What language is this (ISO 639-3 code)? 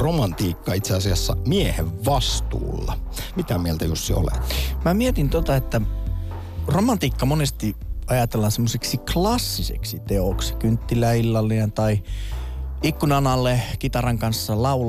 fin